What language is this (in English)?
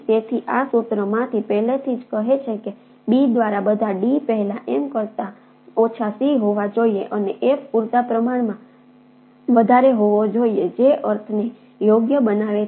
Gujarati